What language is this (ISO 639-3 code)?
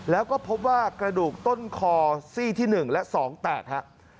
tha